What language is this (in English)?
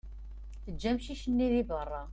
Kabyle